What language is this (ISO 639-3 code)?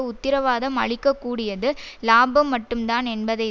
tam